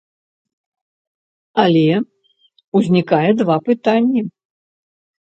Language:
Belarusian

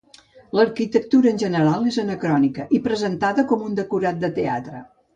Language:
Catalan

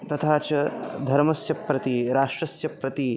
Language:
Sanskrit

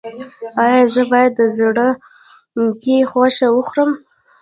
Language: Pashto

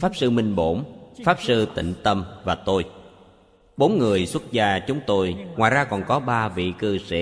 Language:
Vietnamese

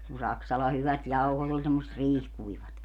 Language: Finnish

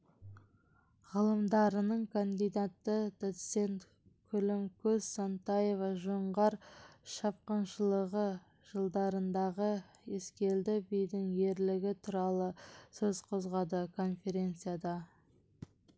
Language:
Kazakh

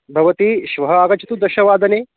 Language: Sanskrit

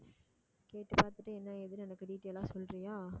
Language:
Tamil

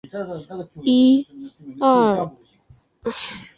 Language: Chinese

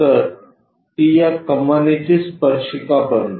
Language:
Marathi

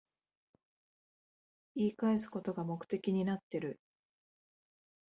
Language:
Japanese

